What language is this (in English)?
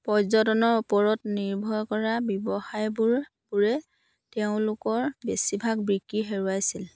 Assamese